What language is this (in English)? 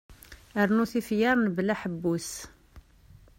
Kabyle